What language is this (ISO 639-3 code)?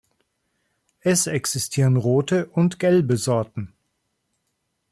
deu